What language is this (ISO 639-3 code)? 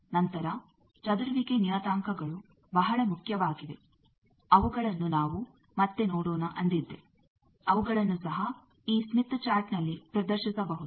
kan